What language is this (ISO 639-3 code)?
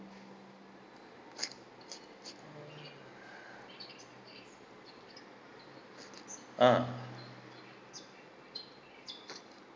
eng